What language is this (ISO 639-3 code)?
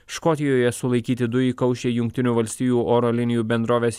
lit